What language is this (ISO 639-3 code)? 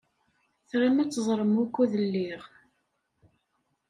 kab